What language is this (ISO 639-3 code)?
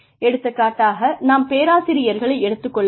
tam